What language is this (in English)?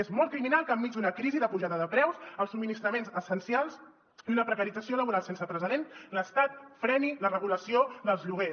Catalan